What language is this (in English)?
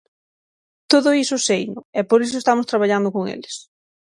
Galician